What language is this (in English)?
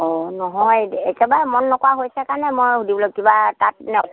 Assamese